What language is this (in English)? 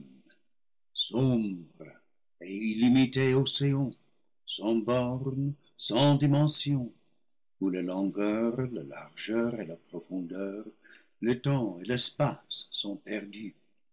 French